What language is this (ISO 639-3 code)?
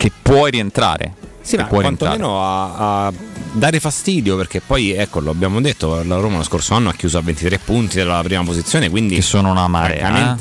ita